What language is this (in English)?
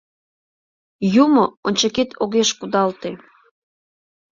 Mari